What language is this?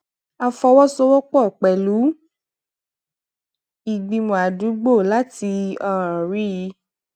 Yoruba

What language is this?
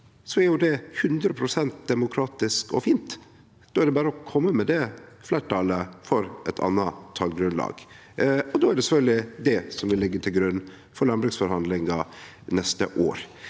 Norwegian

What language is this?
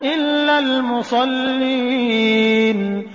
Arabic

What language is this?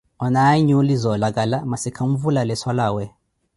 Koti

